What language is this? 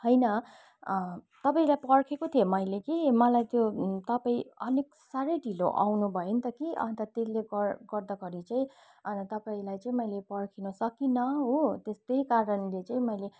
Nepali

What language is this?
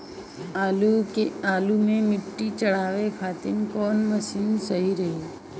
Bhojpuri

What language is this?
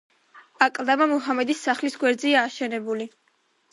Georgian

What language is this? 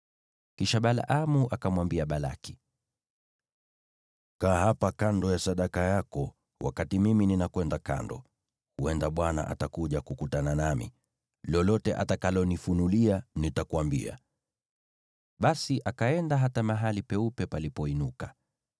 Swahili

